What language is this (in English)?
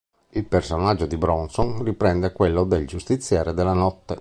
Italian